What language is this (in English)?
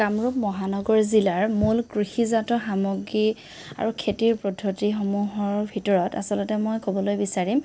Assamese